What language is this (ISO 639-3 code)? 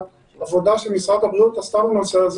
heb